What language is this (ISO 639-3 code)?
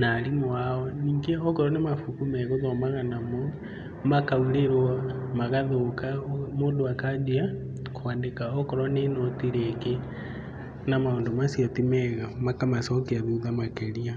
kik